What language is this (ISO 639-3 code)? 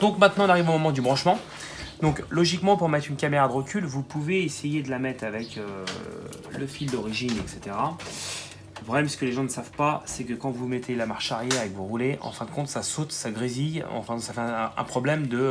fra